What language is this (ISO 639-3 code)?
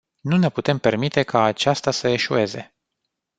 ron